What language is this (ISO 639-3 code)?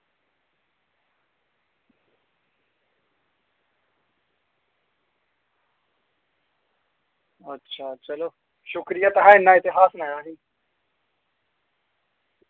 doi